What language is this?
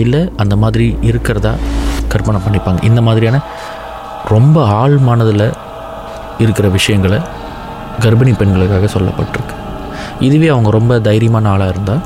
Tamil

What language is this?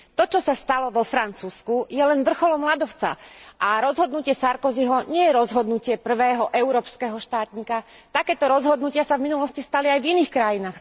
Slovak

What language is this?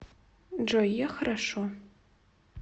Russian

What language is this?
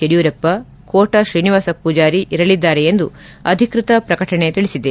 Kannada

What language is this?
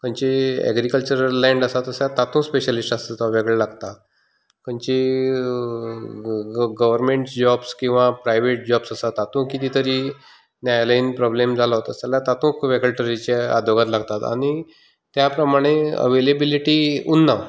Konkani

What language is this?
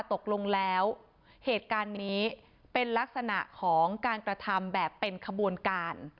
Thai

